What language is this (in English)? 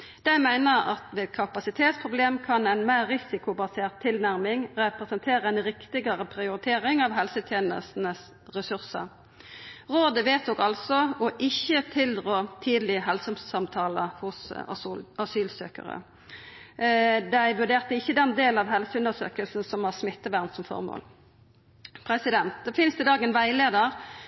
Norwegian Nynorsk